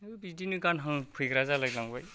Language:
Bodo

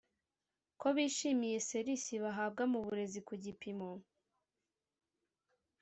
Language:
Kinyarwanda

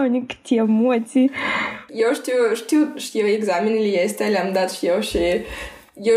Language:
Romanian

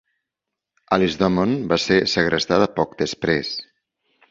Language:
Catalan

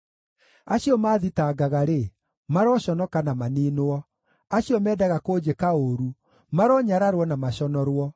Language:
Kikuyu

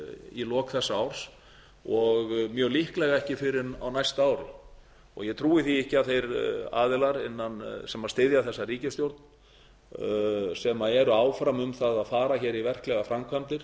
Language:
Icelandic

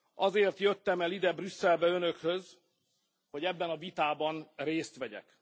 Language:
Hungarian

